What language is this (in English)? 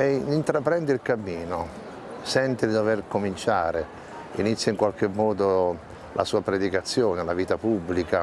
Italian